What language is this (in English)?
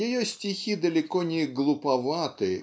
Russian